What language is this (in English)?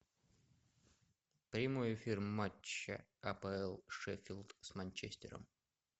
Russian